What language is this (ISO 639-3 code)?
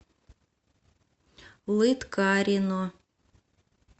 rus